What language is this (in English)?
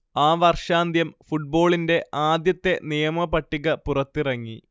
Malayalam